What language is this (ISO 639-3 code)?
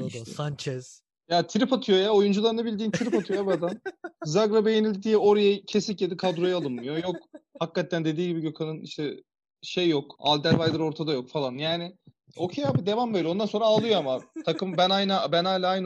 tur